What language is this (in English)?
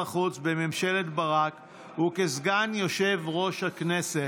Hebrew